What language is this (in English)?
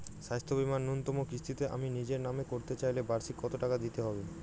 Bangla